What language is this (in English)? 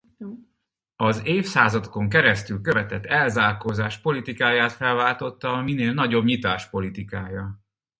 Hungarian